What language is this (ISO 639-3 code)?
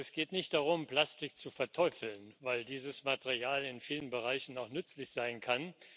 deu